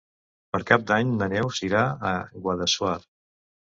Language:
Catalan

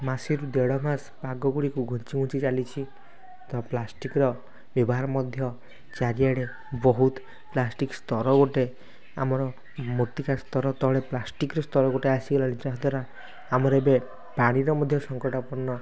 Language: Odia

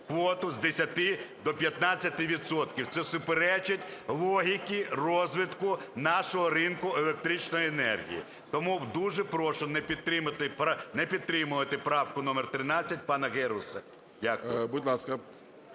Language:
Ukrainian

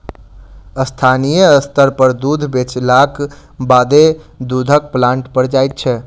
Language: Maithili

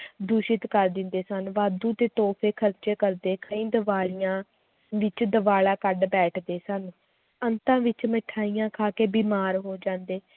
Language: Punjabi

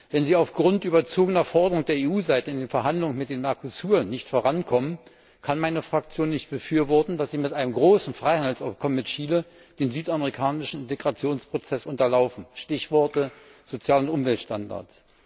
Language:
German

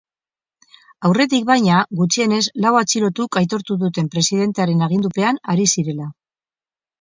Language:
Basque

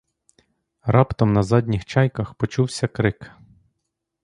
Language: Ukrainian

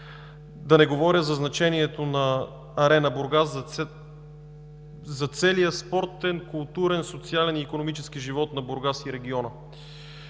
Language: Bulgarian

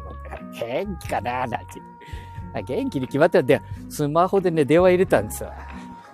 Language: Japanese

